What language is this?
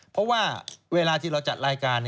Thai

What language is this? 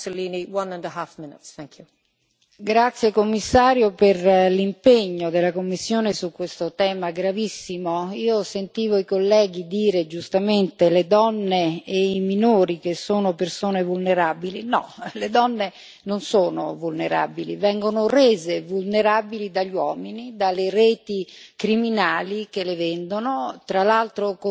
Italian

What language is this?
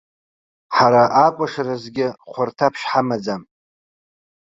Abkhazian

